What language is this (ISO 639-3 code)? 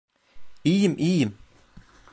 tur